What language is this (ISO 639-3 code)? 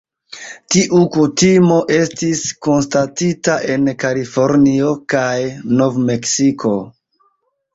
epo